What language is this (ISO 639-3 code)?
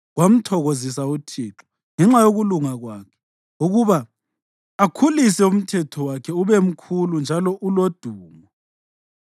nde